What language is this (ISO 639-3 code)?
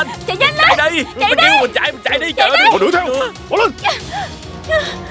vie